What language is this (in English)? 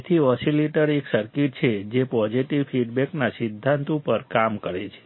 Gujarati